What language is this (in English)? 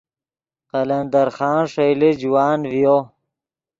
Yidgha